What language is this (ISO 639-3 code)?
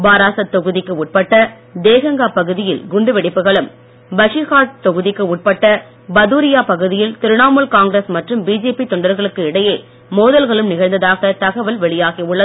tam